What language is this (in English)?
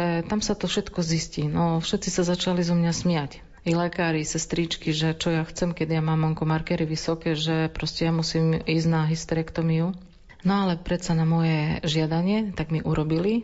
Slovak